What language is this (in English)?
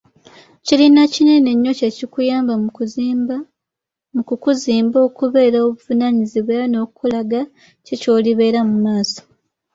Ganda